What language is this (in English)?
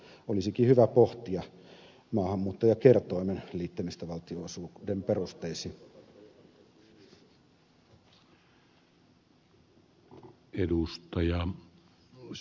Finnish